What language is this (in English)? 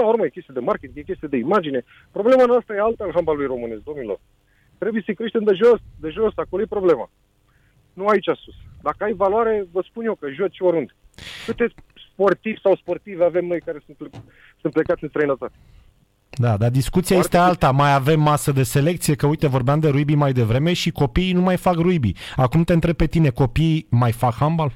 Romanian